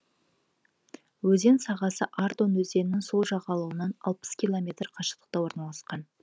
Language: Kazakh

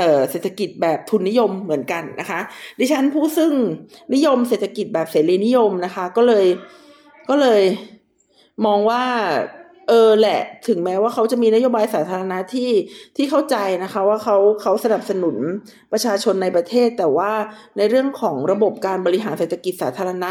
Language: Thai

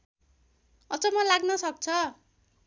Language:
Nepali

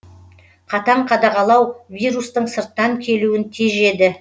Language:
Kazakh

